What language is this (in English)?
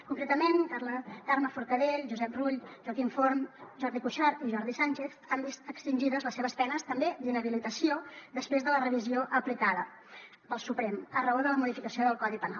Catalan